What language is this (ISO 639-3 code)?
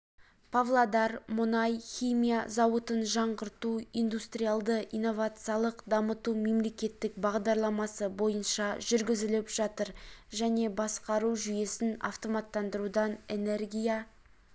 kaz